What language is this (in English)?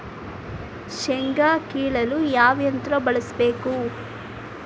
Kannada